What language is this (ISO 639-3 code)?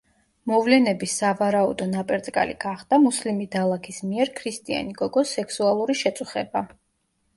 kat